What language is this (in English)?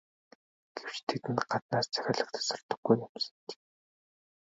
Mongolian